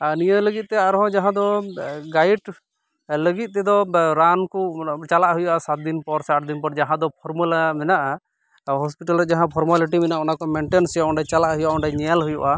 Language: Santali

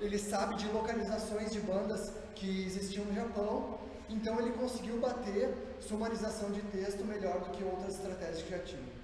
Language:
Portuguese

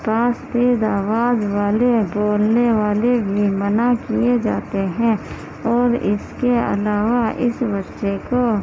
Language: Urdu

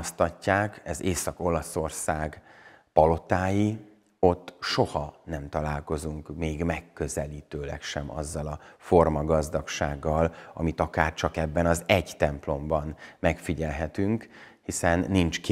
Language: Hungarian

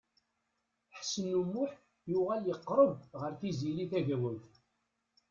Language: Kabyle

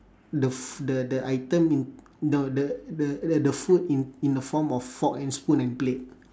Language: English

